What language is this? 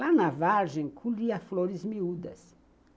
Portuguese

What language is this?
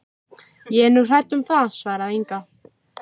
Icelandic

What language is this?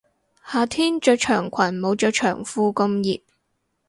Cantonese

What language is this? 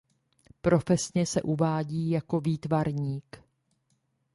Czech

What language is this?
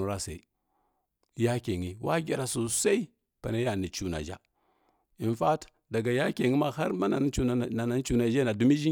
Kirya-Konzəl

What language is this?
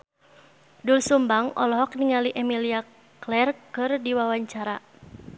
Sundanese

